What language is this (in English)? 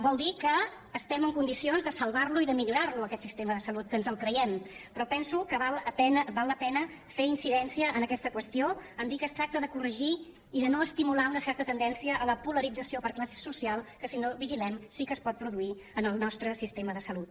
Catalan